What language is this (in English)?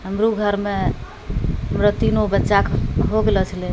Maithili